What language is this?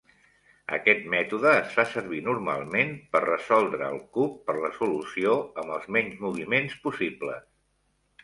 Catalan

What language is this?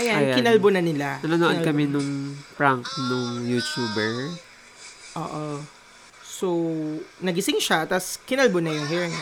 Filipino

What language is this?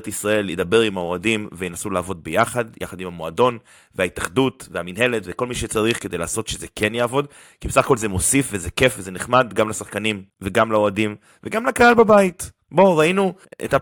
Hebrew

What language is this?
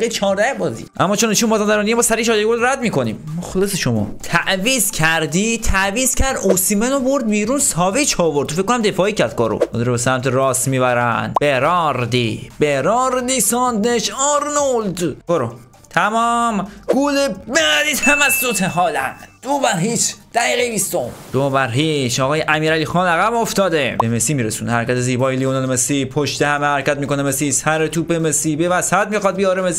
Persian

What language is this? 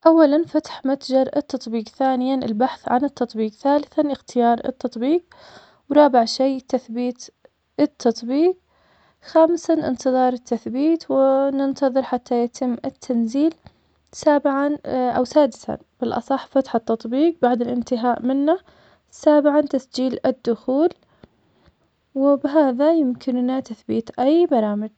Omani Arabic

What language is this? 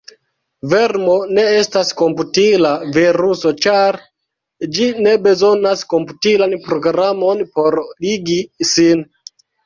Esperanto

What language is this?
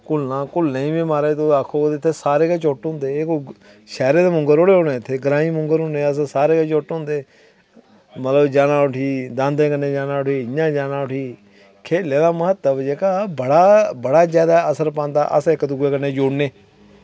Dogri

